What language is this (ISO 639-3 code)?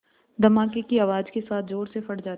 hin